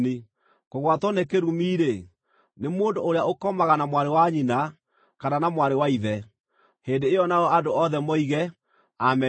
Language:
Kikuyu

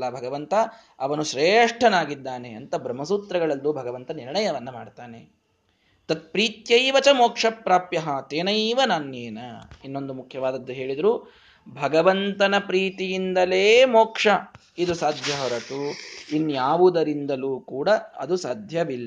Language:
Kannada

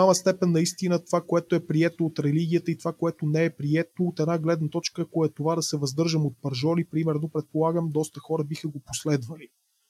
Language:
Bulgarian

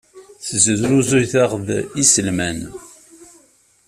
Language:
Kabyle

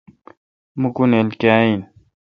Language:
Kalkoti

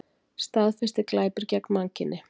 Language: Icelandic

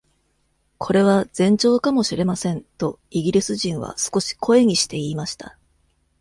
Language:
Japanese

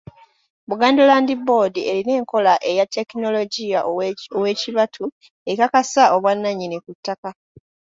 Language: Ganda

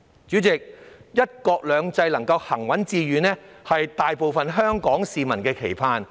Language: Cantonese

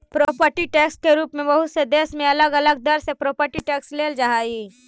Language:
Magahi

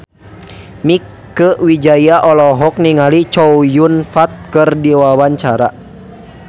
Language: Sundanese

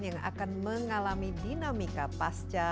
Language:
Indonesian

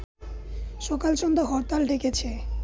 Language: Bangla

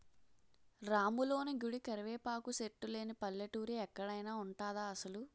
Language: Telugu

